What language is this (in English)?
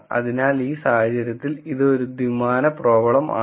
Malayalam